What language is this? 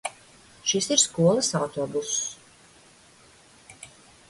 Latvian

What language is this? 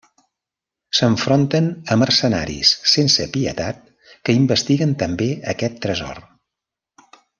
Catalan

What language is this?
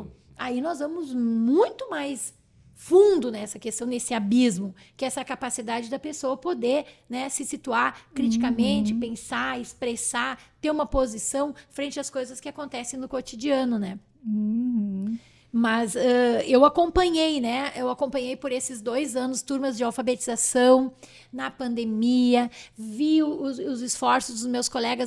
Portuguese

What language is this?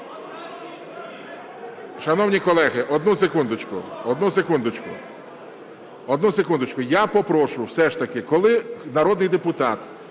Ukrainian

